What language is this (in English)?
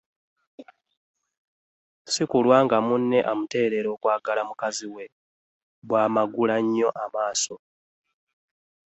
Ganda